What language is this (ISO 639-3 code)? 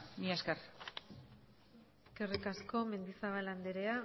eus